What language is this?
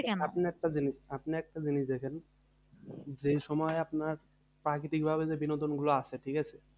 Bangla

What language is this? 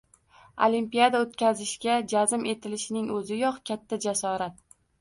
Uzbek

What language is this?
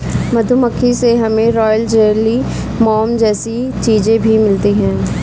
Hindi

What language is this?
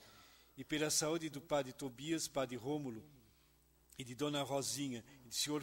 Portuguese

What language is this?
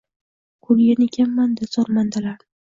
Uzbek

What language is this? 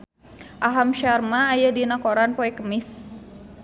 Sundanese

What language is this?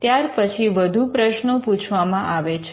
Gujarati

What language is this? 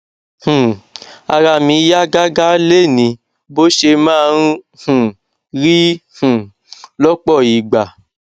Yoruba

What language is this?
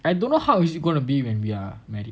English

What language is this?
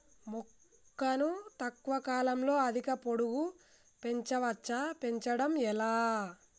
Telugu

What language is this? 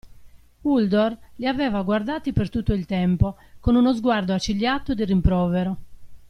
Italian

